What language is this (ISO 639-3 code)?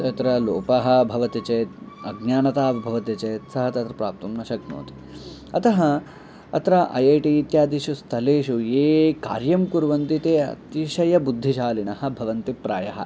san